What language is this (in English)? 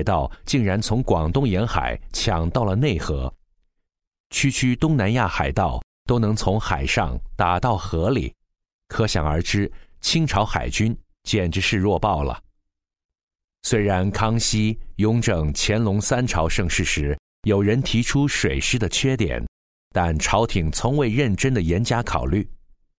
Chinese